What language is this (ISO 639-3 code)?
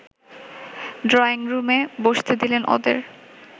ben